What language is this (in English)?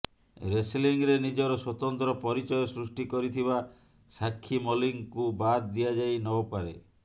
Odia